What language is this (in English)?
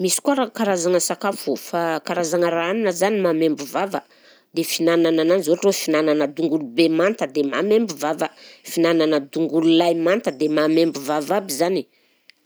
Southern Betsimisaraka Malagasy